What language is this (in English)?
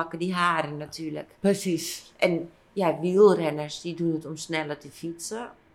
Dutch